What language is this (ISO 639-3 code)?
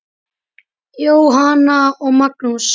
isl